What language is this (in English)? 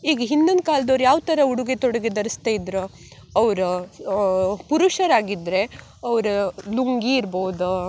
Kannada